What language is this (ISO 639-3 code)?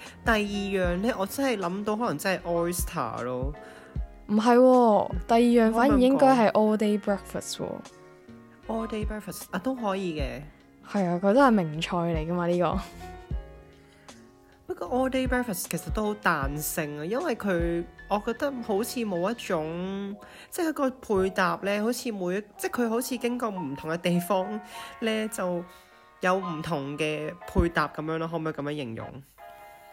zho